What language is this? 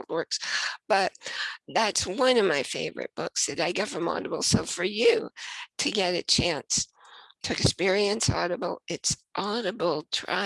English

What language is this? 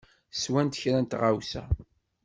Kabyle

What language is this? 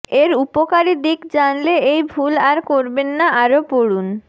Bangla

